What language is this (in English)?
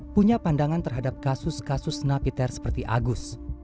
Indonesian